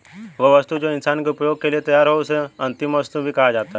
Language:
Hindi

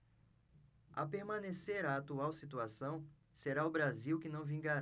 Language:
Portuguese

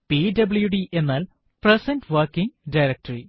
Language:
Malayalam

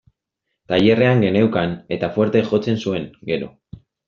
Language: Basque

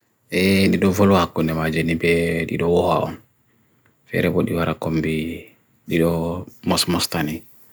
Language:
Bagirmi Fulfulde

